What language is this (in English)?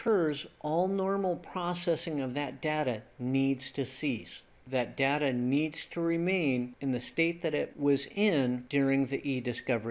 English